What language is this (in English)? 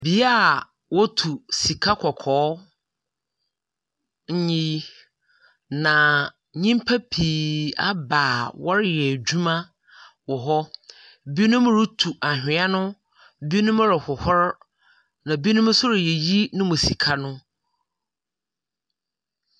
Akan